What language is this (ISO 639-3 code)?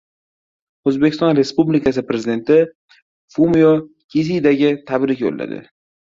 uzb